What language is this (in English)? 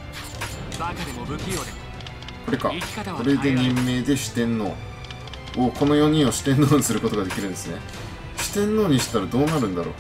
Japanese